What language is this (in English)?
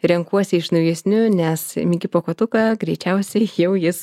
Lithuanian